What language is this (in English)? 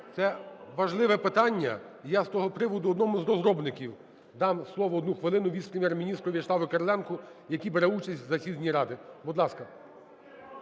Ukrainian